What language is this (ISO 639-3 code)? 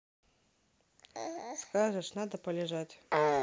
rus